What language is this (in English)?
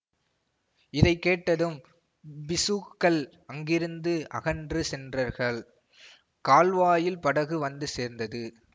Tamil